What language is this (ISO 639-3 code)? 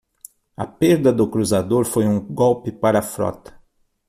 por